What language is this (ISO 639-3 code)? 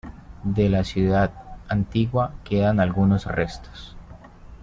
spa